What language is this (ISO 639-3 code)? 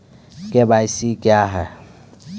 mai